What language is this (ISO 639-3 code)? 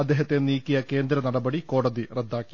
mal